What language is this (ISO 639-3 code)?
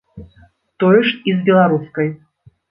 bel